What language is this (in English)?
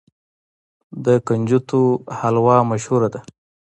Pashto